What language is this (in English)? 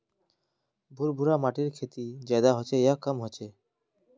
Magahi